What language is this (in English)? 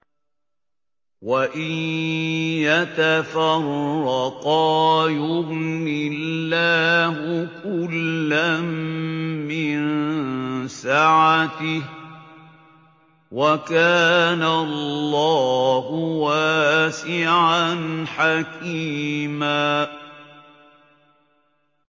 Arabic